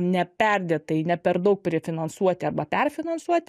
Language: Lithuanian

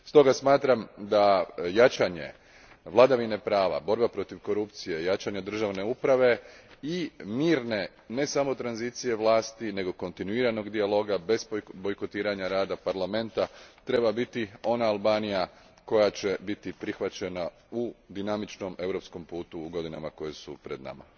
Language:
Croatian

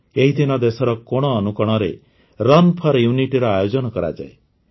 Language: Odia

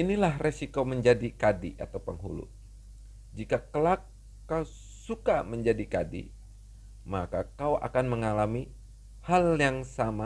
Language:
Indonesian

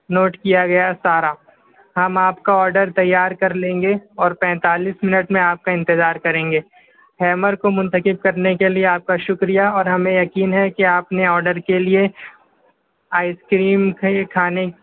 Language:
Urdu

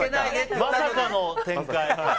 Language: Japanese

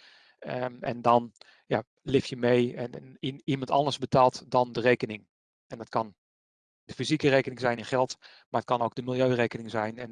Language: Dutch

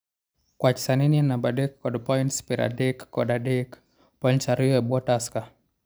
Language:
Luo (Kenya and Tanzania)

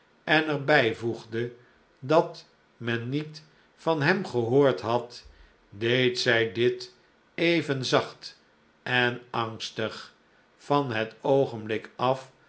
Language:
Dutch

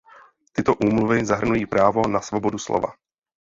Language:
Czech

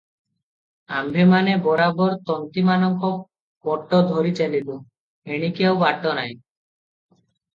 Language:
Odia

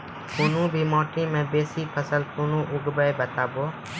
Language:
Maithili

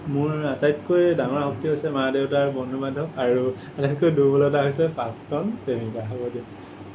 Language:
Assamese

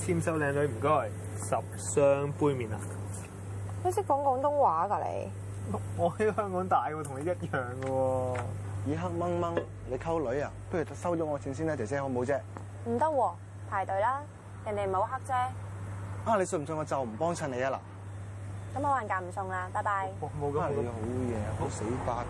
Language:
Chinese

